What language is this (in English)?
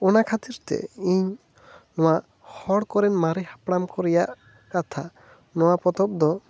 Santali